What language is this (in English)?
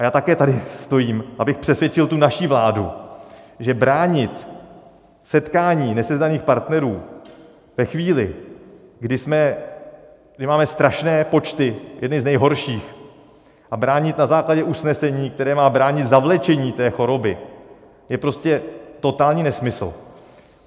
Czech